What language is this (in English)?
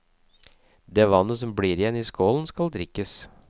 Norwegian